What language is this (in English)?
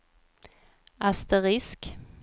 Swedish